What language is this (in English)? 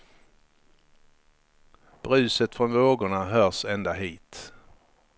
Swedish